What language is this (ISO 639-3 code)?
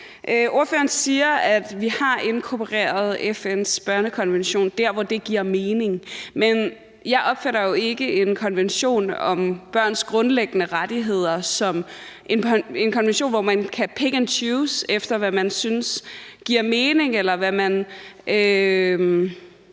dan